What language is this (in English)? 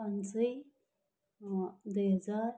Nepali